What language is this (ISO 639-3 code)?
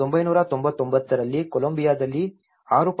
kan